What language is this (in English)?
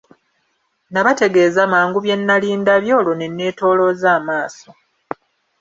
Ganda